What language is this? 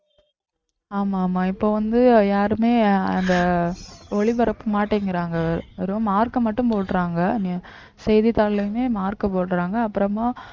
Tamil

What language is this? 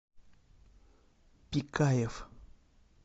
Russian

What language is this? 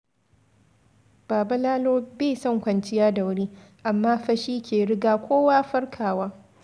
Hausa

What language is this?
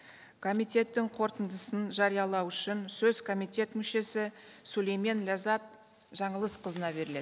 Kazakh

